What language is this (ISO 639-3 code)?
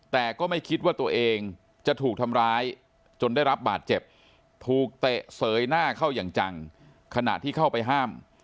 tha